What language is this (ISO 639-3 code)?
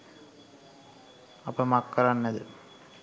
sin